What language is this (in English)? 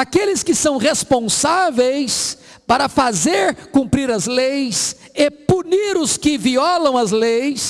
Portuguese